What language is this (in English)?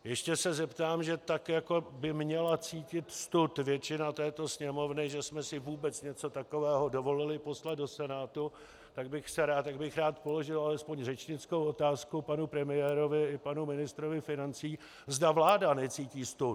Czech